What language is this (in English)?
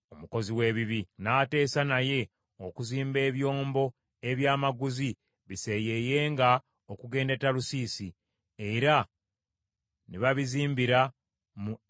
Ganda